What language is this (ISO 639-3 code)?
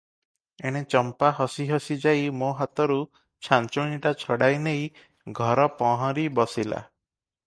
ori